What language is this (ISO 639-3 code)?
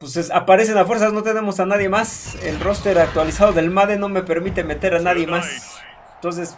spa